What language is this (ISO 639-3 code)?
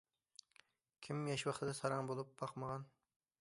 uig